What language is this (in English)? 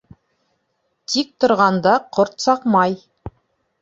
Bashkir